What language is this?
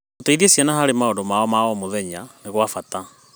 Kikuyu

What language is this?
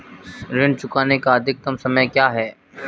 Hindi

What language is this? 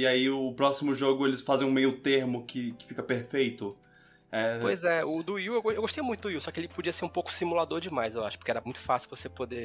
Portuguese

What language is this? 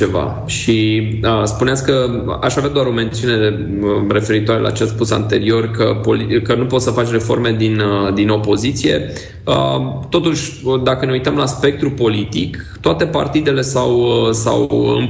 Romanian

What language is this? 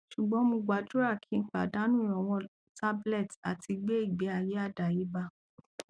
Yoruba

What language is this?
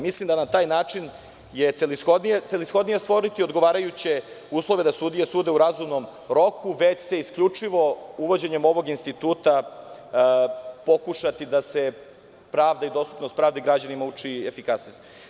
Serbian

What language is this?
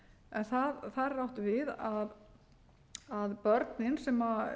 Icelandic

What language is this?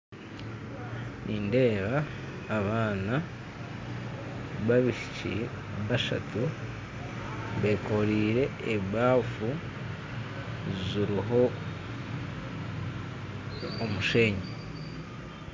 Nyankole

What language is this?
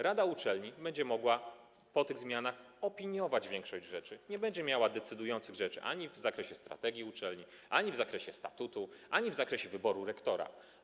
Polish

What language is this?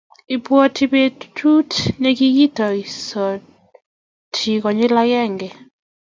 Kalenjin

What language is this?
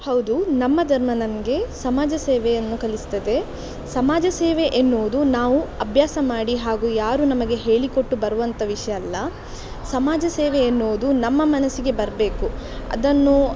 Kannada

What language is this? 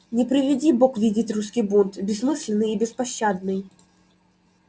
Russian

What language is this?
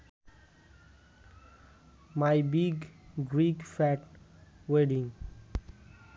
Bangla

